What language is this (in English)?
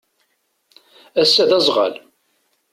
Kabyle